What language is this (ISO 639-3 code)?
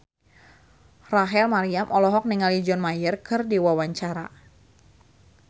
sun